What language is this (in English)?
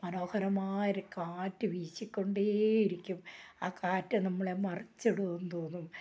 Malayalam